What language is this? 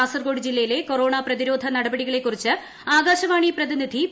Malayalam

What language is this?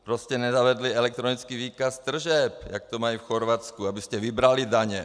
Czech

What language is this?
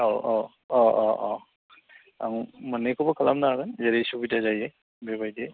Bodo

